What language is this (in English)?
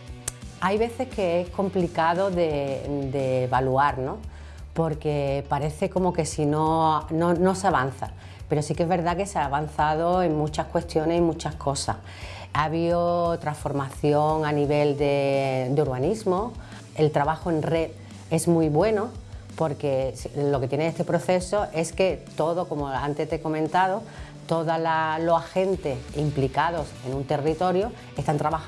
Spanish